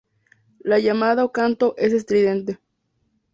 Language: Spanish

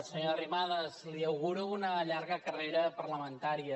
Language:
Catalan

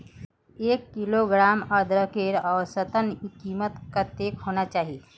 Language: Magahi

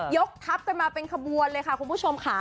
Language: Thai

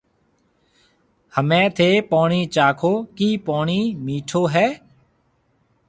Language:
Marwari (Pakistan)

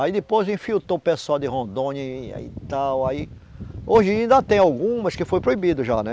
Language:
Portuguese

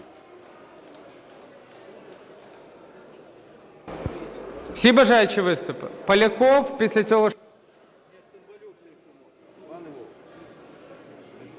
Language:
Ukrainian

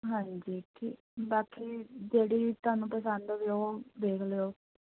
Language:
Punjabi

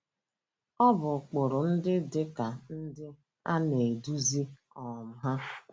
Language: Igbo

